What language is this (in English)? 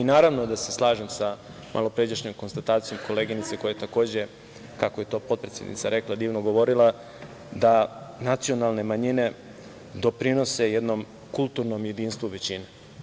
Serbian